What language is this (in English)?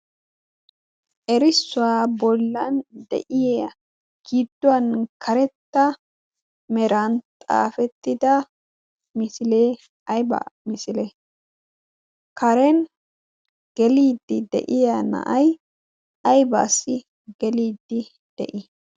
Wolaytta